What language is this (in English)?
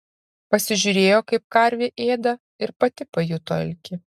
Lithuanian